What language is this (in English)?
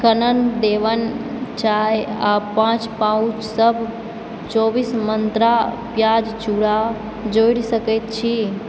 Maithili